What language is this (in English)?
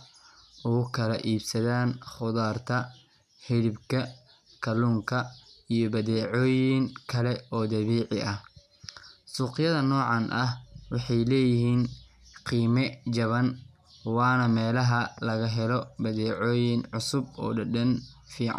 Somali